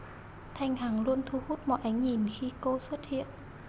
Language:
Vietnamese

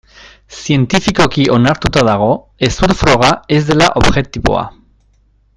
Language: Basque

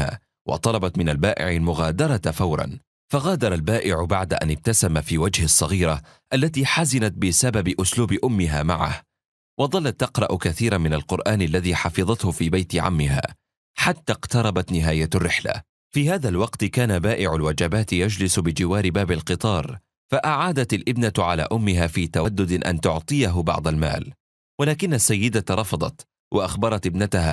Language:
Arabic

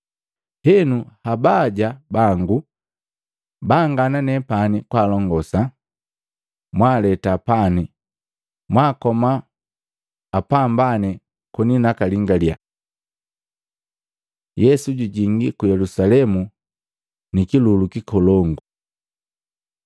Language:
Matengo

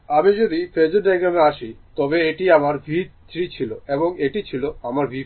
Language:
Bangla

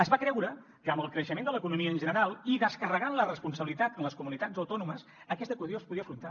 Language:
Catalan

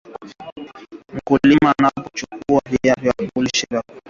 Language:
Swahili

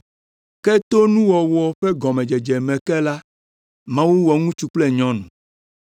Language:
Ewe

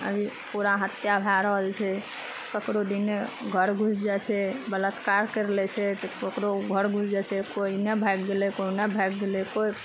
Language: Maithili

